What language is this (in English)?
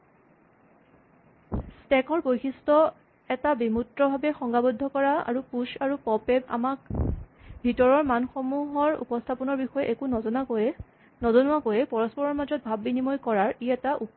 Assamese